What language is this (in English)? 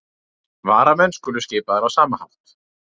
Icelandic